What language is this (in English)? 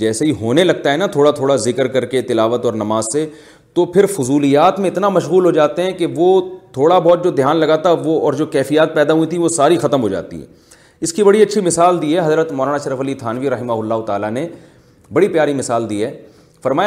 Urdu